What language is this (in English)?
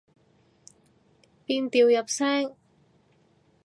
Cantonese